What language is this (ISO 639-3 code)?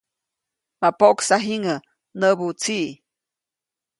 zoc